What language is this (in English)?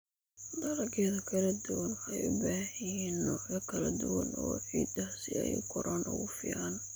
Somali